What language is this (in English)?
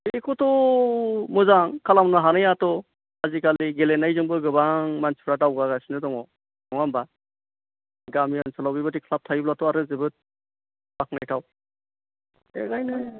Bodo